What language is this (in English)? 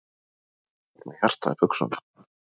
Icelandic